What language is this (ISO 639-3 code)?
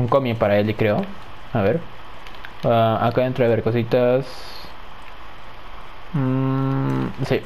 spa